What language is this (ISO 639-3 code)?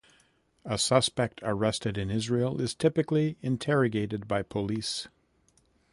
eng